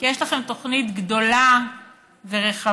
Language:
Hebrew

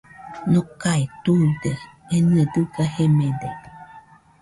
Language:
Nüpode Huitoto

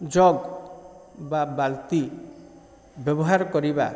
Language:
Odia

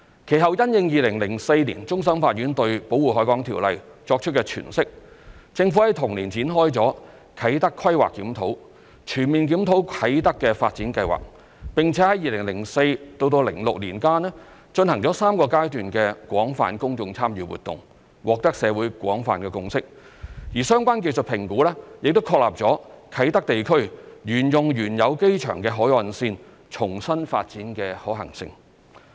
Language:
Cantonese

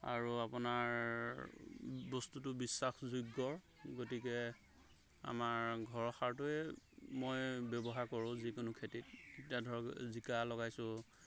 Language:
Assamese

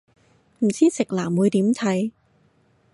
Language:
Cantonese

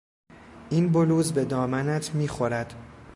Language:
Persian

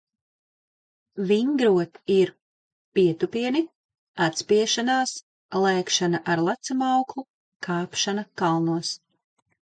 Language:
Latvian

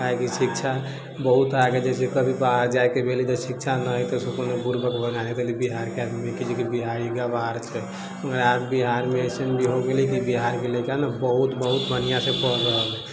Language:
Maithili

